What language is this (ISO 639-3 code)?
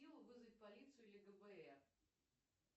rus